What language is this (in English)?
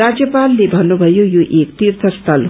Nepali